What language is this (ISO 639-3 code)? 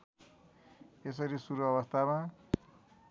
nep